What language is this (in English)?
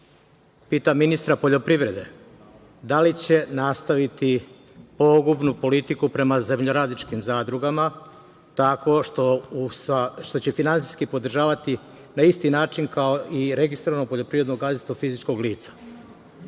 Serbian